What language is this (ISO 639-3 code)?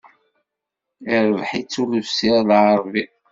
kab